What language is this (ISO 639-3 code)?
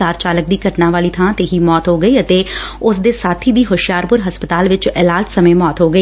pan